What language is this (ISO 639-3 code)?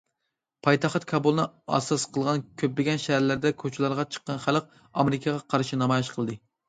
uig